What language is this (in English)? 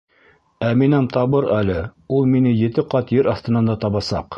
Bashkir